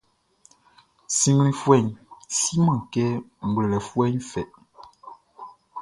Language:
Baoulé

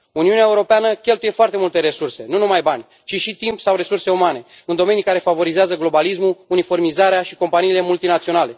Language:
Romanian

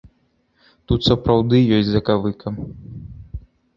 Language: Belarusian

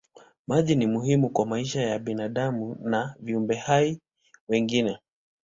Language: Swahili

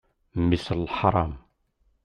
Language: Kabyle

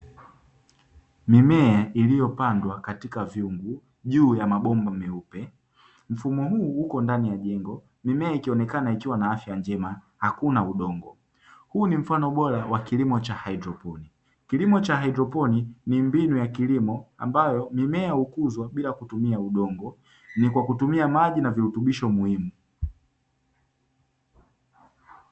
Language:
Swahili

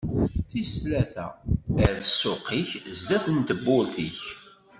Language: Kabyle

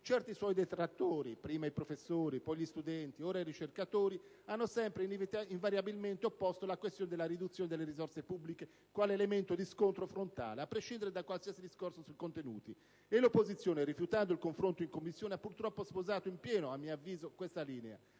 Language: Italian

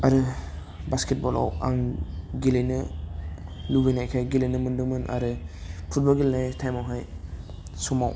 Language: Bodo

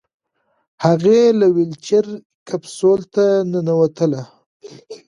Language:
Pashto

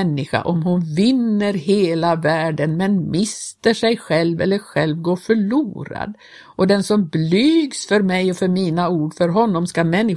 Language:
Swedish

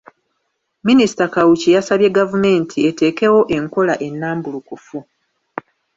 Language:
Ganda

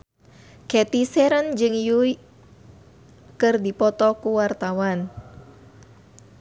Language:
Sundanese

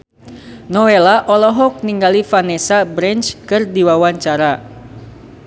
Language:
Sundanese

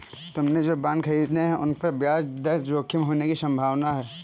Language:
Hindi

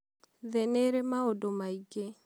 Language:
Kikuyu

